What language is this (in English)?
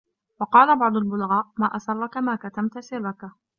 Arabic